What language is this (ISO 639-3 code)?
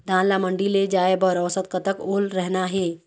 hne